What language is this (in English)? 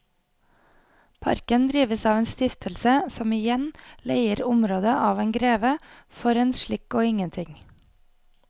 Norwegian